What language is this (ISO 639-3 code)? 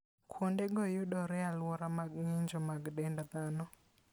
luo